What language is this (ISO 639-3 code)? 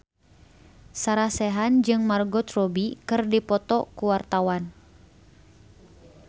sun